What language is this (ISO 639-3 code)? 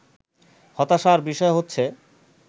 ben